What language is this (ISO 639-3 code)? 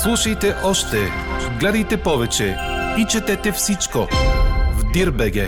bul